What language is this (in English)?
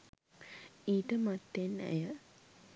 Sinhala